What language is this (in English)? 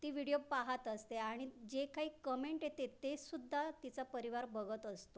Marathi